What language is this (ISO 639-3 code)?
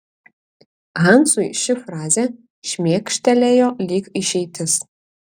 lit